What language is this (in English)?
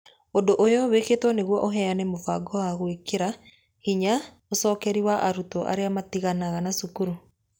Kikuyu